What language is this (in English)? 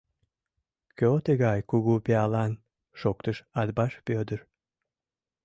Mari